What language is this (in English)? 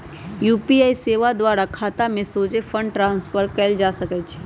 Magahi